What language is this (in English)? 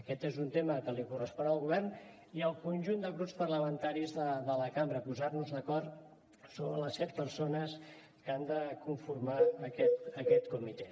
Catalan